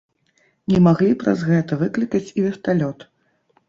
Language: Belarusian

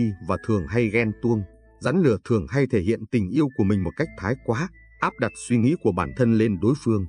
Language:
Vietnamese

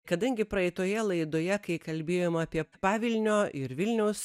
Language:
Lithuanian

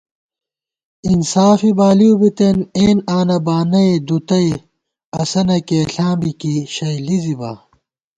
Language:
Gawar-Bati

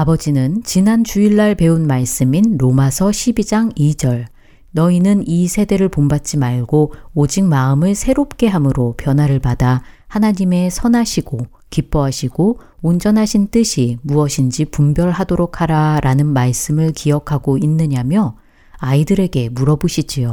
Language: Korean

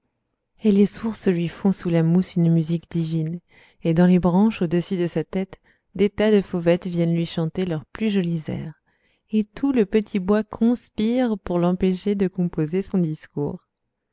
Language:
French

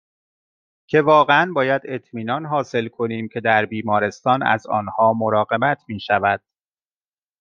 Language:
Persian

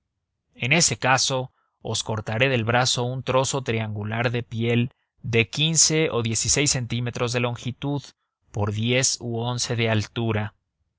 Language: Spanish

